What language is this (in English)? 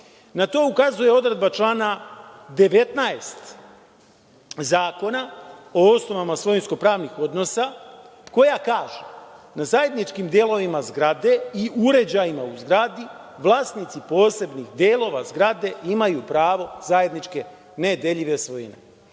Serbian